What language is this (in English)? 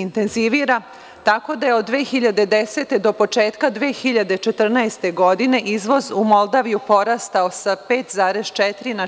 Serbian